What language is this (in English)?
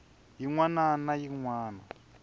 Tsonga